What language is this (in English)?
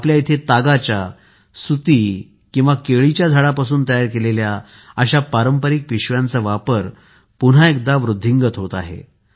Marathi